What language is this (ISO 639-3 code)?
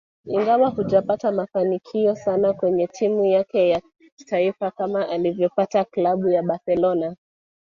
swa